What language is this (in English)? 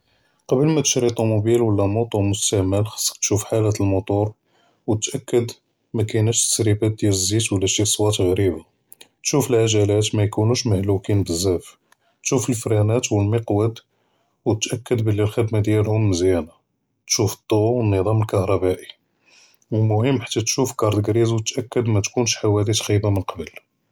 Judeo-Arabic